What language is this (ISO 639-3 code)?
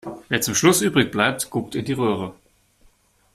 deu